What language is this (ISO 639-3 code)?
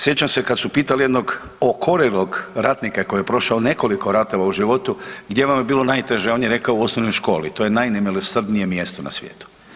hrv